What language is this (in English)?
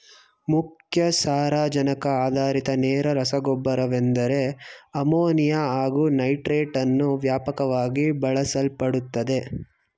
Kannada